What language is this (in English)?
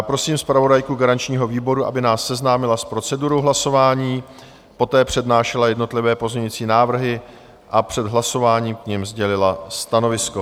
Czech